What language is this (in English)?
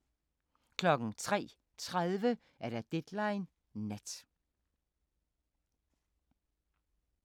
Danish